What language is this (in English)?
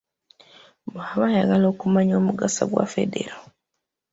Ganda